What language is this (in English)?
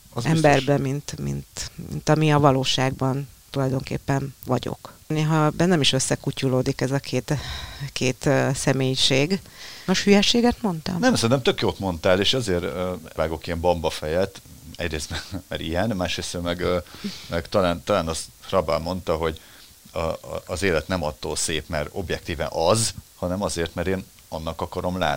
Hungarian